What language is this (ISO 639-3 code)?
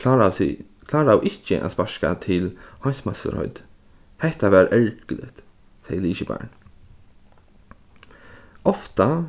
fao